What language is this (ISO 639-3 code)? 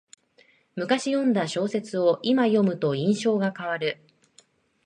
jpn